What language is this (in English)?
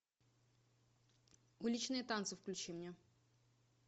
Russian